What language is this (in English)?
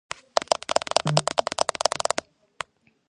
Georgian